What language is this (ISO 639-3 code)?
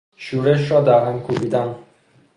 fas